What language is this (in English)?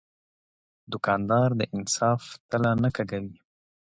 Pashto